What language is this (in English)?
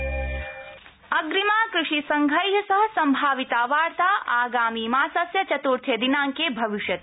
Sanskrit